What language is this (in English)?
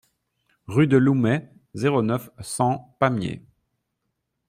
French